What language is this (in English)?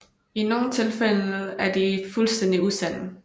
Danish